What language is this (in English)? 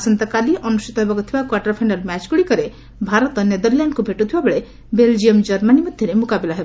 Odia